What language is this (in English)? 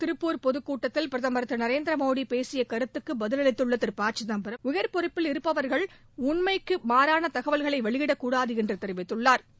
Tamil